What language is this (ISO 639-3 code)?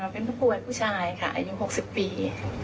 tha